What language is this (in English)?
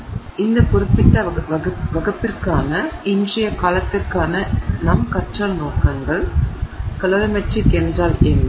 Tamil